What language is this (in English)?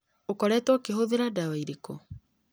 Kikuyu